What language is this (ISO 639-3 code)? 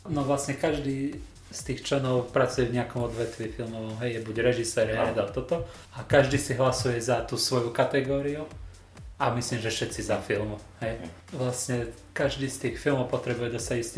slk